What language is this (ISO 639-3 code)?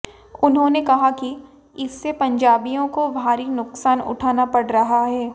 hin